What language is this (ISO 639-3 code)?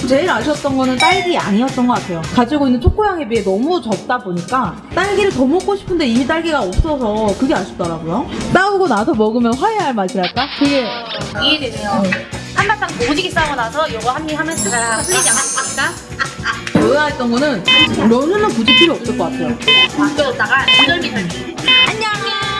kor